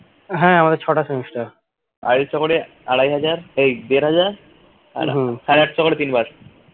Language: Bangla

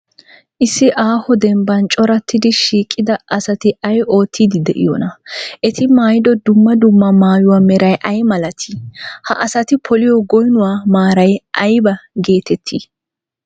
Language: Wolaytta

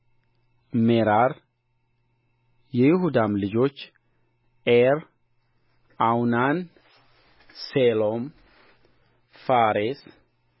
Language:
Amharic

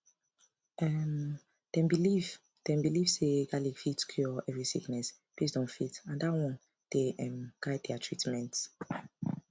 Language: Nigerian Pidgin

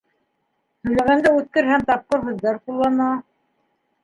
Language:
Bashkir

